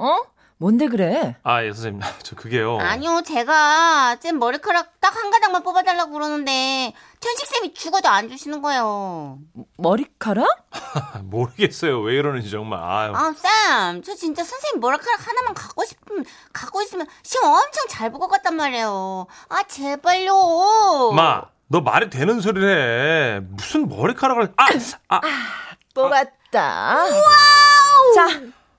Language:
Korean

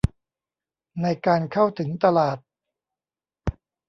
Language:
Thai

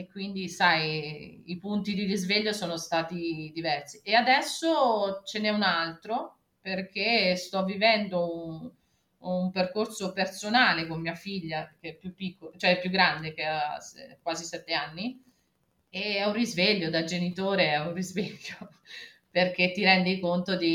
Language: Italian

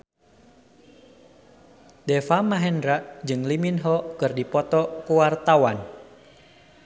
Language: Sundanese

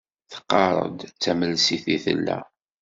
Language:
Kabyle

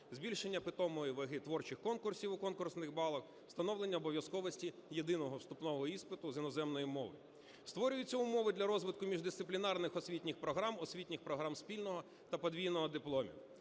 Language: Ukrainian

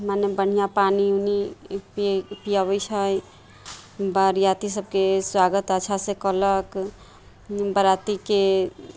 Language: Maithili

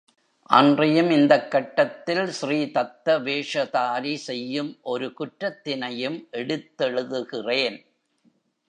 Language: Tamil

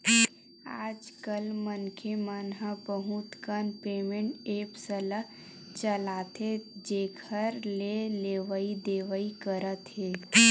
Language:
Chhattisgarhi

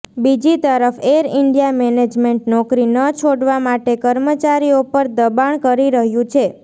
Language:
Gujarati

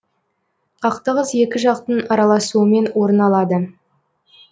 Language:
Kazakh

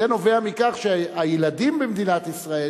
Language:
Hebrew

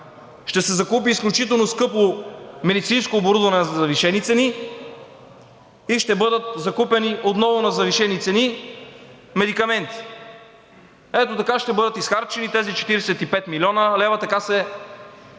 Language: Bulgarian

